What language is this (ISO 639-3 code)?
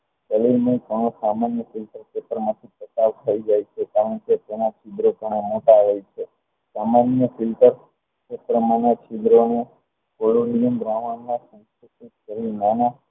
guj